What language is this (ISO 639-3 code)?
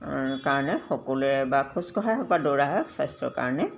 asm